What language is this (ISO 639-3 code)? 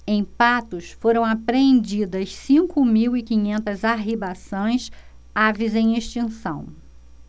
por